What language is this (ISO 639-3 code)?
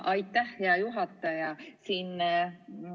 est